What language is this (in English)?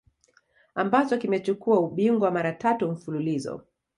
Swahili